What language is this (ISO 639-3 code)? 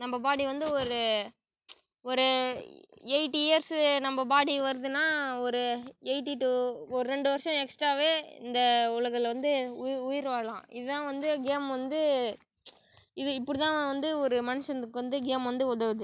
tam